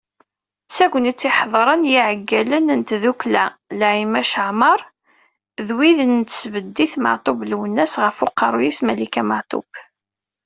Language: Kabyle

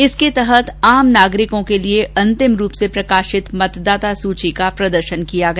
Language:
Hindi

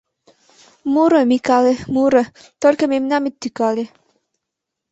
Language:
Mari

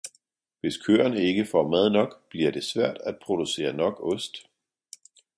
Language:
Danish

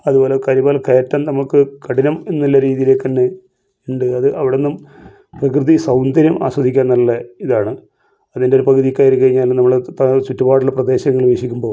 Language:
Malayalam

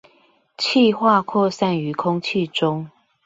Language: Chinese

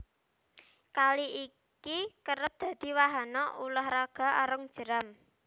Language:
Javanese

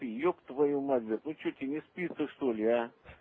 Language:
Russian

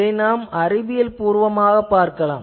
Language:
Tamil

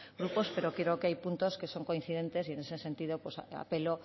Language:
Spanish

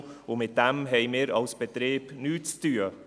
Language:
Swiss German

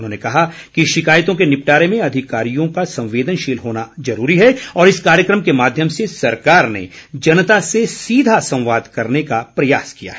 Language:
Hindi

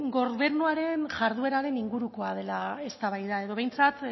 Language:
Basque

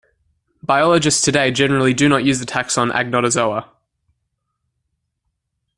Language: English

